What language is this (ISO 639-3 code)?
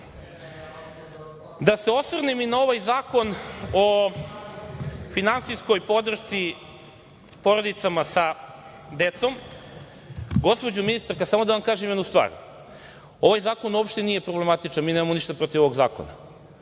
srp